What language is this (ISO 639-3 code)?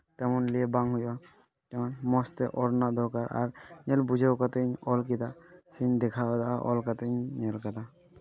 sat